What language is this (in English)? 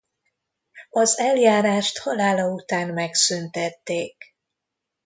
Hungarian